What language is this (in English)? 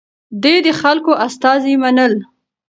Pashto